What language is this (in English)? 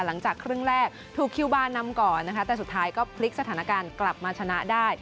Thai